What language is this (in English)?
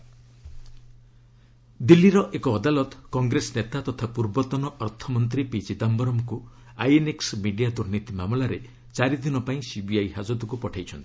Odia